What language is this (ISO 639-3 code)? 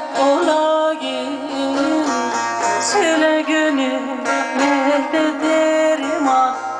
tur